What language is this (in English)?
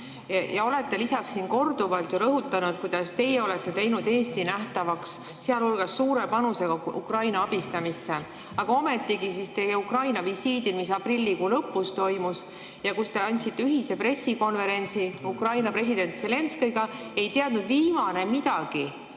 Estonian